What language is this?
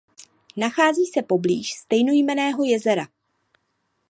Czech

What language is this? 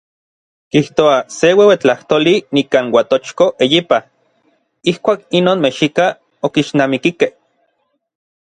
Orizaba Nahuatl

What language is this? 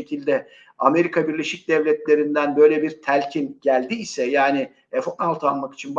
Turkish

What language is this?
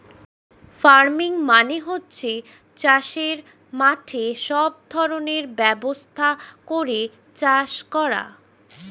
Bangla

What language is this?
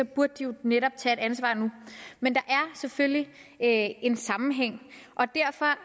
Danish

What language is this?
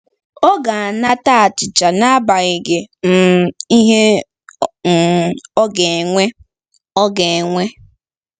Igbo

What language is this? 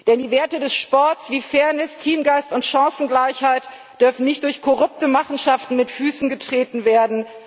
German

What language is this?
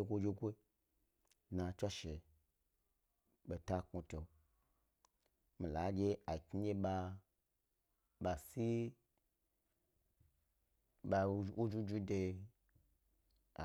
Gbari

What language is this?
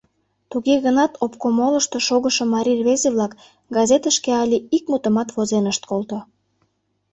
Mari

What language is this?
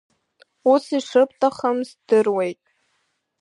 Abkhazian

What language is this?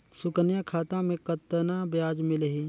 Chhattisgarhi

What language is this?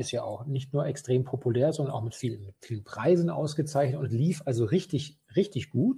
German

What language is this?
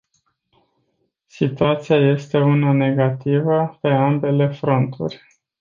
Romanian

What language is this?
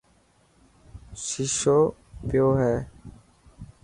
Dhatki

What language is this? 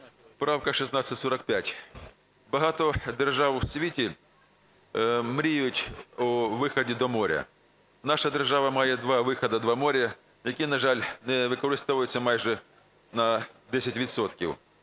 Ukrainian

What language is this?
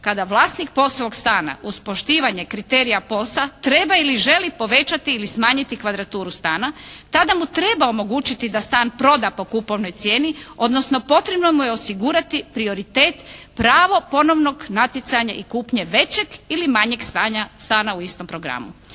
Croatian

